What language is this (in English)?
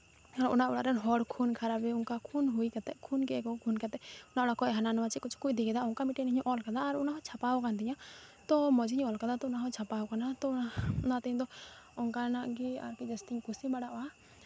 Santali